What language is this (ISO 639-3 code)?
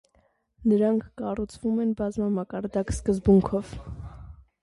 hye